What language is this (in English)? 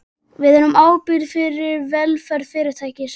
Icelandic